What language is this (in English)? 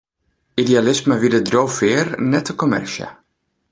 Western Frisian